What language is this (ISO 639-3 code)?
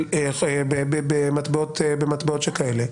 heb